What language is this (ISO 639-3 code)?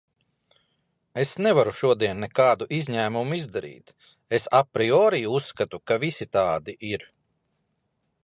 lav